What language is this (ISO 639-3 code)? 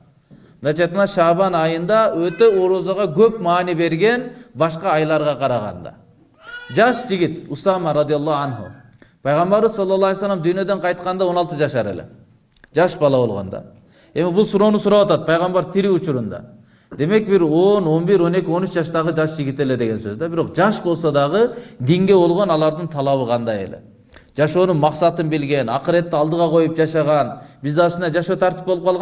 tur